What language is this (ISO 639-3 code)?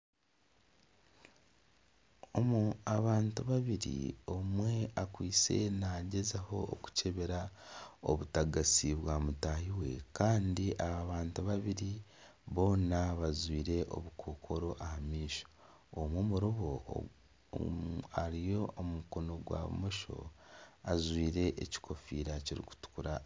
nyn